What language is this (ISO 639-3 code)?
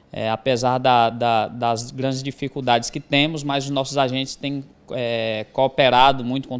por